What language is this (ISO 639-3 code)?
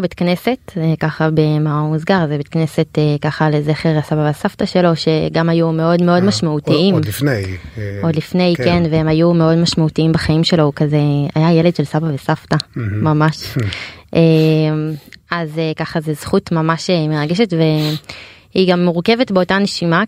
heb